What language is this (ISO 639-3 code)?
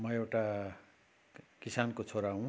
nep